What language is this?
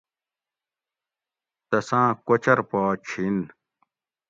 Gawri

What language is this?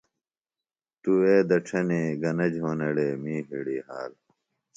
Phalura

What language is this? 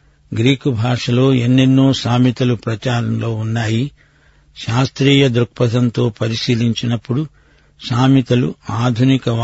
Telugu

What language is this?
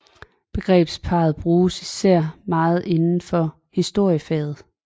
Danish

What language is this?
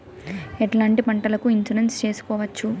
Telugu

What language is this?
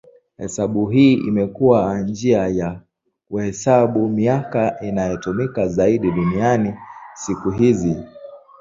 Swahili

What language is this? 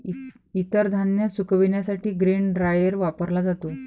Marathi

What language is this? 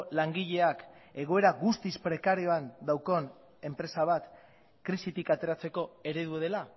Basque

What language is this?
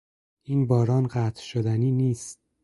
Persian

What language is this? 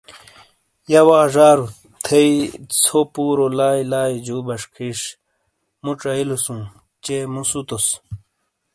Shina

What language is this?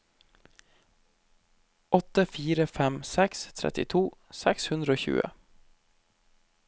Norwegian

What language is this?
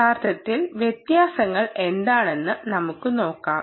Malayalam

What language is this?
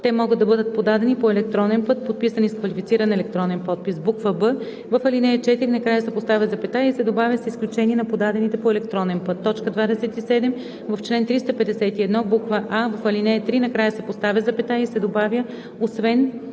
Bulgarian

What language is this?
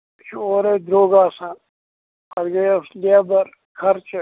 Kashmiri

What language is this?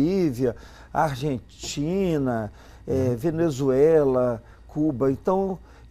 Portuguese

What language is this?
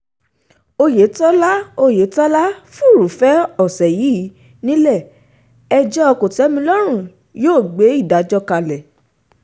Yoruba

